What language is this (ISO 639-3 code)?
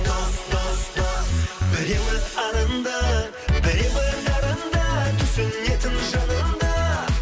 kaz